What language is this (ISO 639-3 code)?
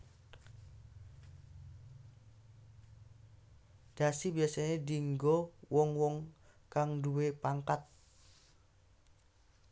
jav